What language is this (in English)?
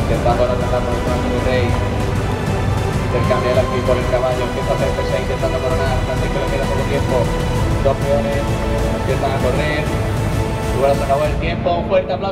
Spanish